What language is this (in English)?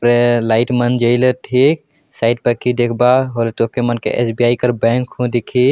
Sadri